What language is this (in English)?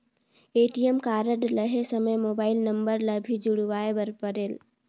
Chhattisgarhi